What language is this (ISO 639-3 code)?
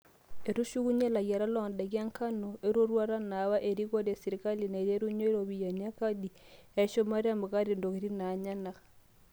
mas